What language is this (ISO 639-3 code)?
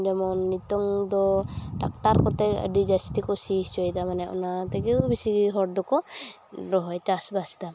sat